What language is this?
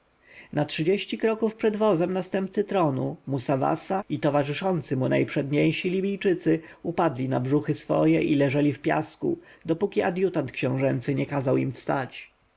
Polish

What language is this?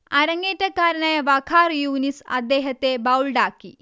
Malayalam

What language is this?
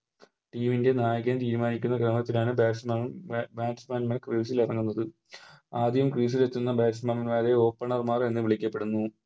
Malayalam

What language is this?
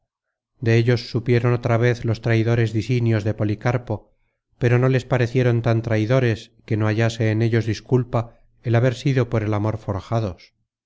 Spanish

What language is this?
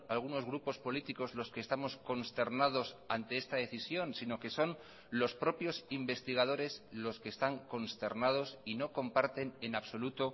Spanish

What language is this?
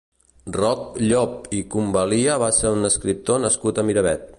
Catalan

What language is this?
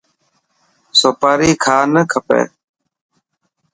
Dhatki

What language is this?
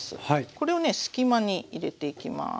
Japanese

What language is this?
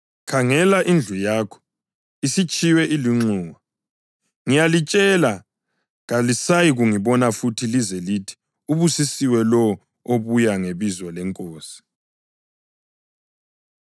North Ndebele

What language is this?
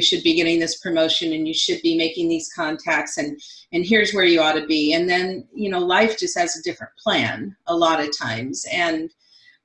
English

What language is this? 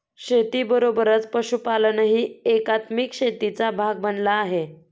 Marathi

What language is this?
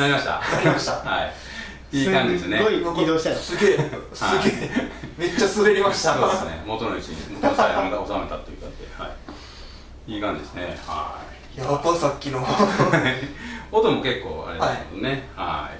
Japanese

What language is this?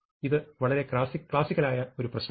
Malayalam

